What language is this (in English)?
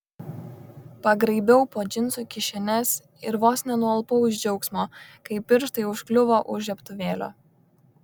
Lithuanian